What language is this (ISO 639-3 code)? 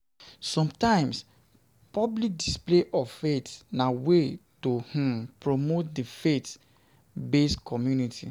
pcm